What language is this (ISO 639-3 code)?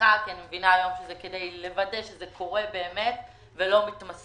heb